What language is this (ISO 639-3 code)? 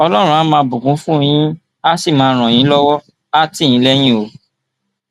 yor